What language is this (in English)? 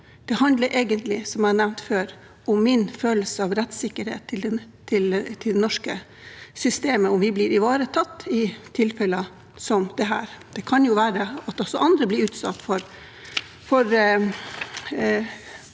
Norwegian